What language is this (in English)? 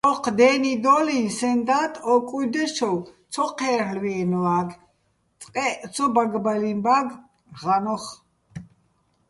Bats